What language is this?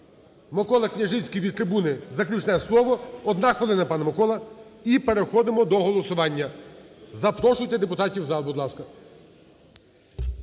Ukrainian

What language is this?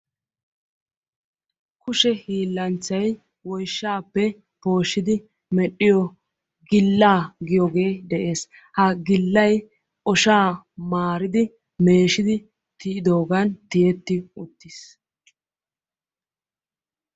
Wolaytta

